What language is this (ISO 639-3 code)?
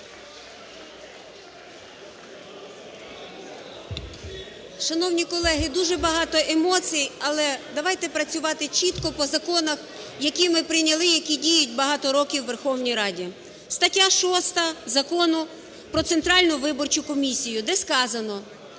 ukr